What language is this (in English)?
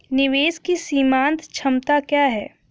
Hindi